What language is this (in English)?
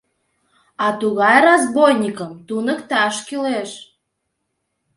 Mari